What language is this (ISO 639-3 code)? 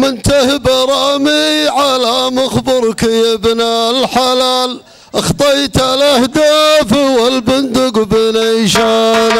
ara